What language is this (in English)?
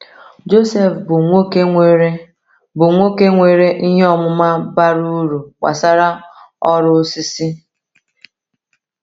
Igbo